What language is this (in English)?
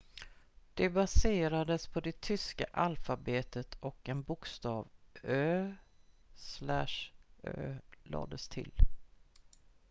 Swedish